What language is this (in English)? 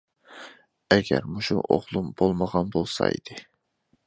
Uyghur